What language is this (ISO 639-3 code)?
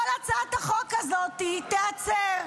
heb